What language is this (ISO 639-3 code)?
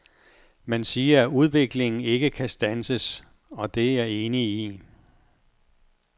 dan